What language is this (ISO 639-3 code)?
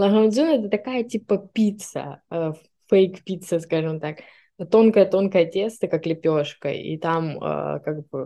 rus